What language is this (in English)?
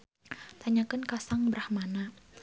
Sundanese